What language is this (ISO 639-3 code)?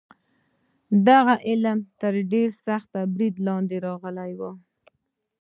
pus